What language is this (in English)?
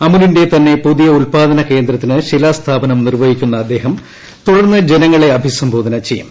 Malayalam